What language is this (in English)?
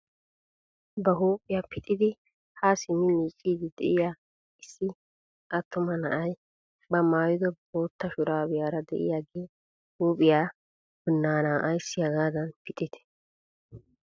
Wolaytta